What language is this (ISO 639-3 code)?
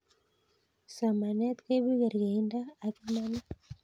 kln